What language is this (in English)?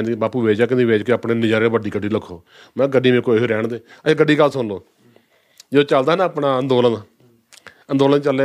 Punjabi